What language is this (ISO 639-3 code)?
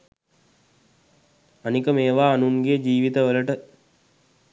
sin